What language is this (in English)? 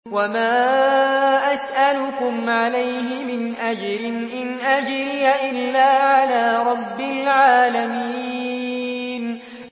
Arabic